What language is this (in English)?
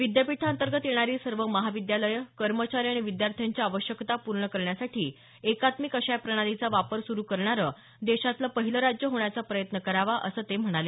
Marathi